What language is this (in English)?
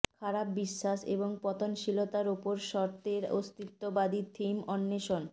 Bangla